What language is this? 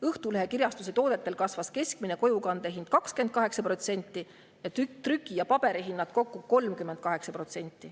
Estonian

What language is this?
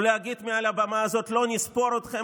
Hebrew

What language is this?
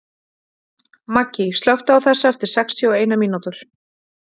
Icelandic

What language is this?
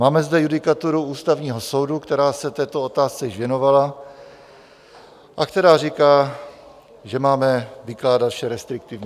Czech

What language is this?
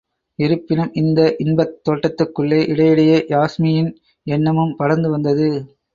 Tamil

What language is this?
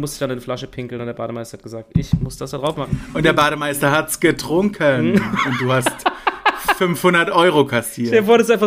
German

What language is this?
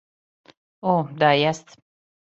Serbian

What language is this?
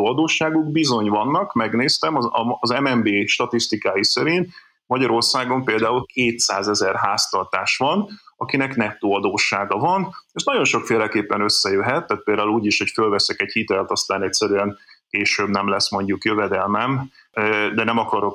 Hungarian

